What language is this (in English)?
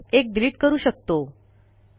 Marathi